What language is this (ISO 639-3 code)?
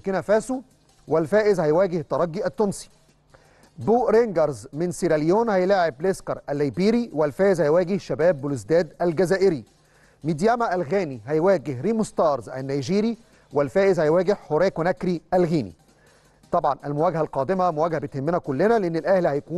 ara